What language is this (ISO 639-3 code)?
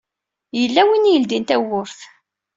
kab